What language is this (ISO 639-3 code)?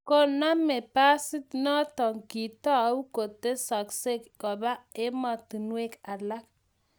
kln